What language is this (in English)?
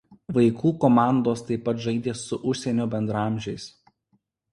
Lithuanian